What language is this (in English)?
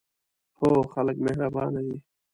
Pashto